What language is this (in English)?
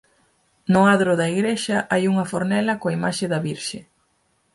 Galician